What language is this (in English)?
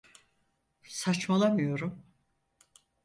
Turkish